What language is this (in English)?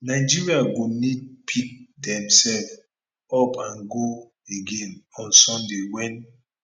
Nigerian Pidgin